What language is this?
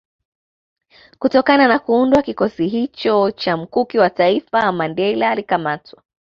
Swahili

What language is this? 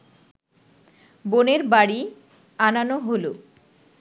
Bangla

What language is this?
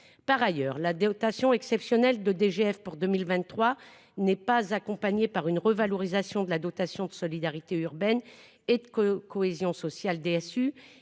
French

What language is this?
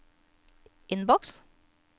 Norwegian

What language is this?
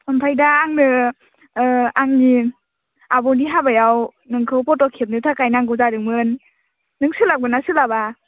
Bodo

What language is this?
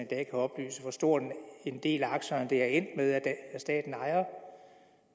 Danish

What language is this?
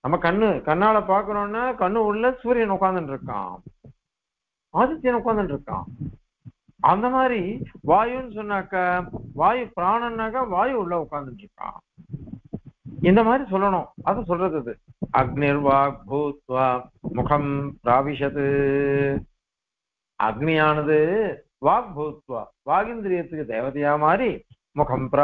Arabic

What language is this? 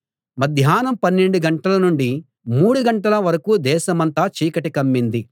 Telugu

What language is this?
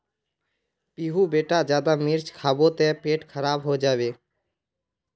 Magahi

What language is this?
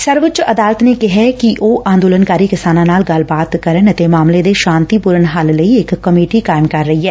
Punjabi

